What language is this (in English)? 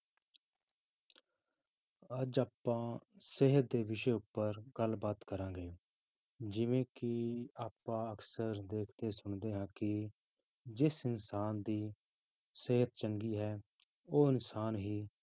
Punjabi